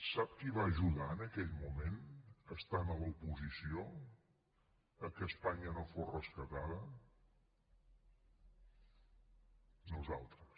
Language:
Catalan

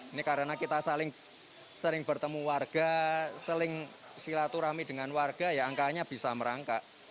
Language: Indonesian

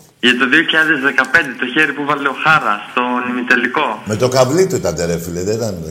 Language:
Greek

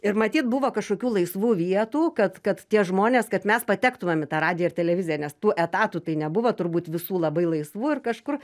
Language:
Lithuanian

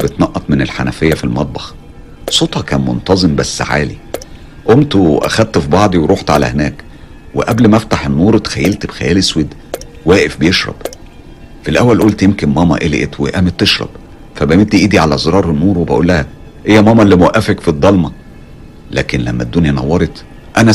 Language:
Arabic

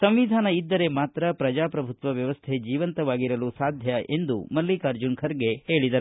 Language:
Kannada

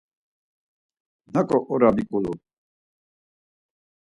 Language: Laz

